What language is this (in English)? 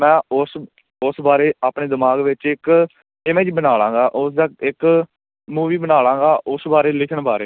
Punjabi